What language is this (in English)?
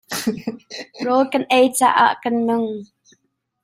Hakha Chin